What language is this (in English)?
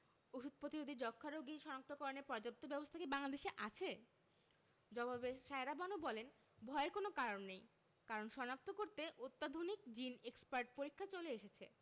Bangla